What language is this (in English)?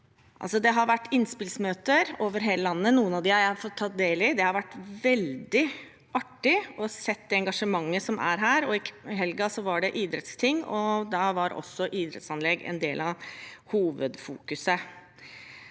Norwegian